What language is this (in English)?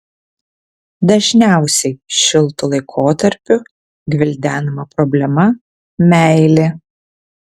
Lithuanian